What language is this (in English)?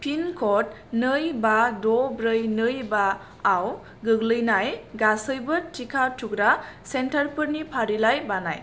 Bodo